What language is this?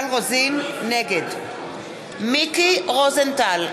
Hebrew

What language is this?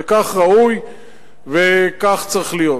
Hebrew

